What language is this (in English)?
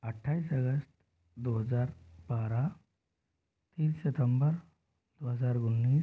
Hindi